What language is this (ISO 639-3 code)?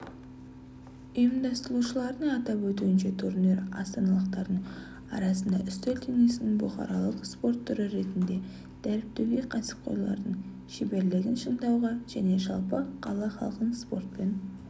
kaz